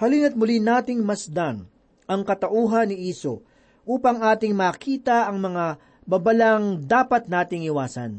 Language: Filipino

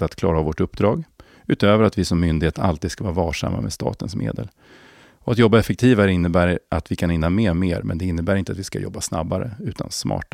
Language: Swedish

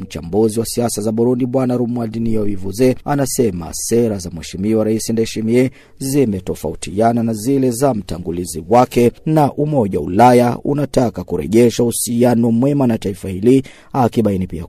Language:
Swahili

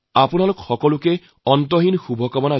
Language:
Assamese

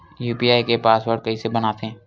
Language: Chhattisgarhi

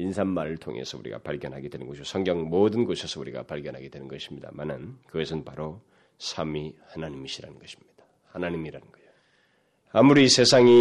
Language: Korean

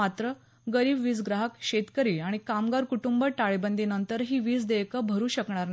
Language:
Marathi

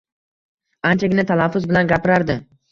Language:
Uzbek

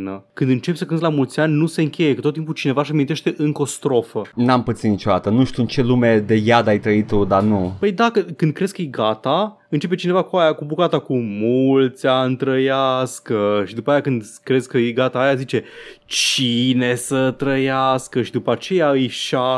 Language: Romanian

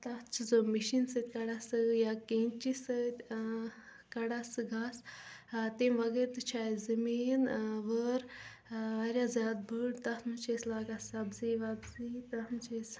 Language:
Kashmiri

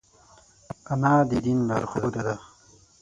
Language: Pashto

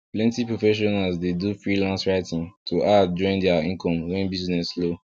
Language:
Nigerian Pidgin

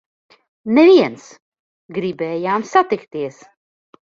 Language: Latvian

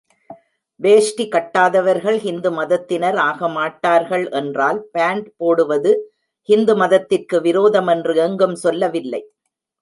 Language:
Tamil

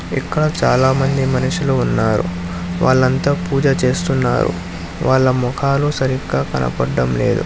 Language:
Telugu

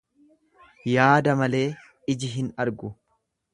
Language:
Oromo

